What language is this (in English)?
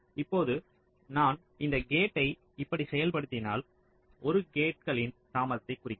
Tamil